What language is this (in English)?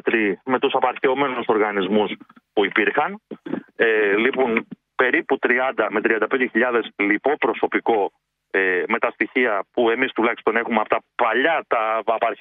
Greek